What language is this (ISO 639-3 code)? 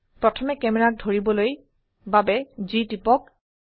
asm